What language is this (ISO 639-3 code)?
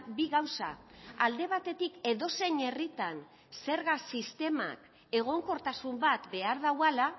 eus